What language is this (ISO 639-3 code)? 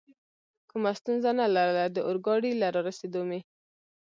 pus